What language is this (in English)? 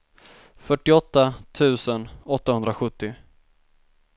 Swedish